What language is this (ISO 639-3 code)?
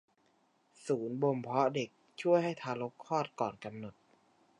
tha